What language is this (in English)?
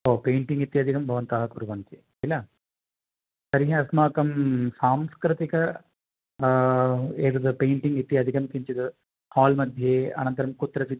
Sanskrit